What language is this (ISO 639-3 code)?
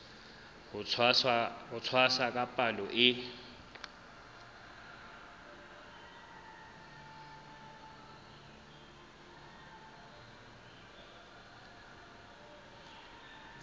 sot